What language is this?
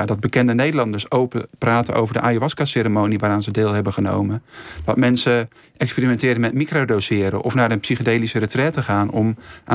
Dutch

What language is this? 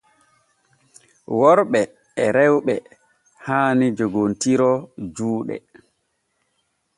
Borgu Fulfulde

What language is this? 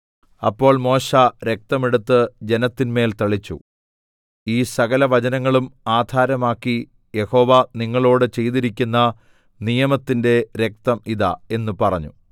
Malayalam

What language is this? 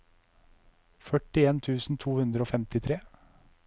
Norwegian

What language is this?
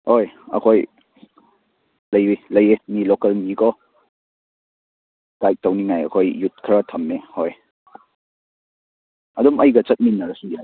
Manipuri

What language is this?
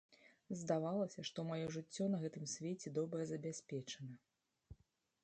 Belarusian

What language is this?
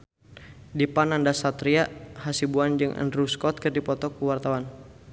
Sundanese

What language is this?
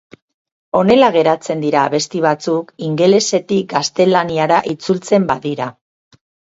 Basque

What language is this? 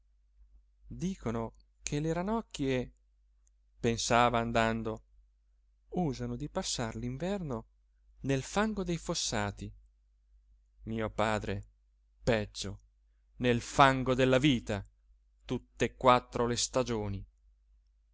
Italian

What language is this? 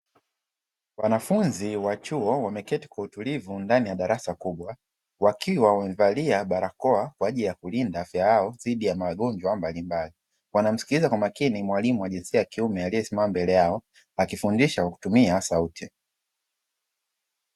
Swahili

